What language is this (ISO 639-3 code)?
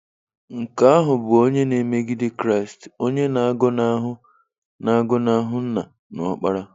ibo